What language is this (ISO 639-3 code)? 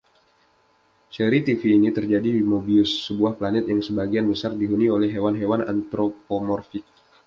ind